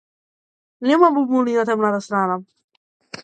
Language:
Macedonian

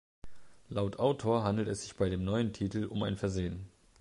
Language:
German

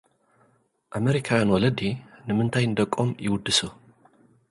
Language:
Tigrinya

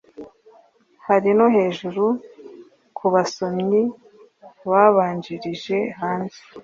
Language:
Kinyarwanda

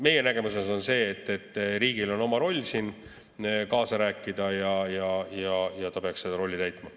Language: Estonian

